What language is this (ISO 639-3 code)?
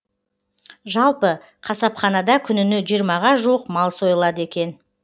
kaz